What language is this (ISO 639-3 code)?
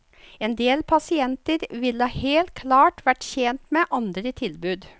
nor